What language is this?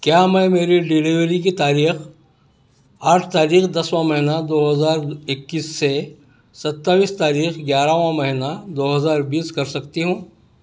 Urdu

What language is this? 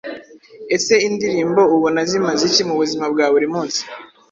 Kinyarwanda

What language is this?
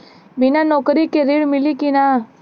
Bhojpuri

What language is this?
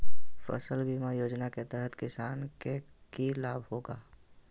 Magahi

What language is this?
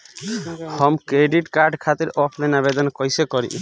Bhojpuri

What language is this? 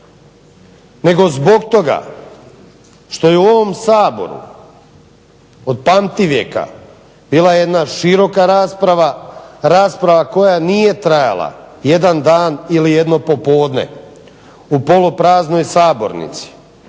Croatian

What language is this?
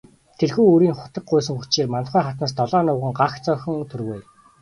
Mongolian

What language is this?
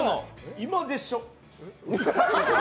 Japanese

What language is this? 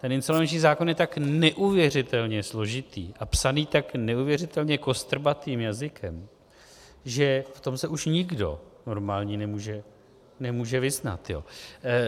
Czech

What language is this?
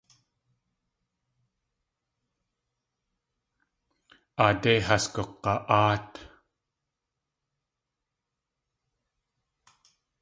Tlingit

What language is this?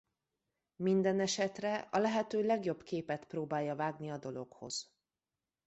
Hungarian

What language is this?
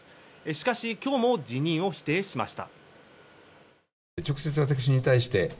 Japanese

